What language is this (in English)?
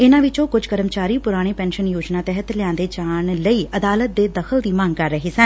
Punjabi